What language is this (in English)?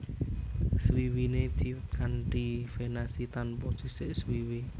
Javanese